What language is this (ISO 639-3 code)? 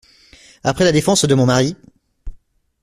fra